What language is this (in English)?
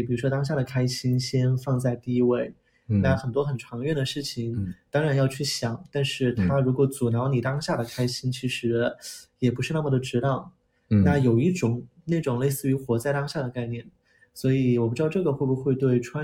Chinese